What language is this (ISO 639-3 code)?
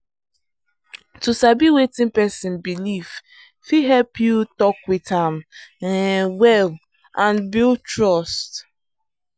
pcm